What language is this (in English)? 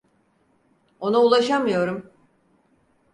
Turkish